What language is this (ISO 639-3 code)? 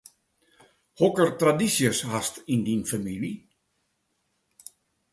fry